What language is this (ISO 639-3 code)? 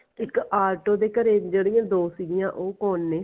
pan